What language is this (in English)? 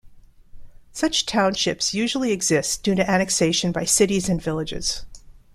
English